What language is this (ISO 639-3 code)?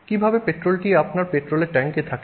ben